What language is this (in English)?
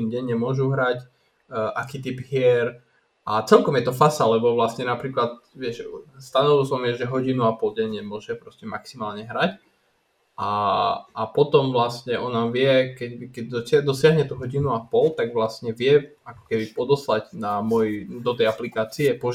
Slovak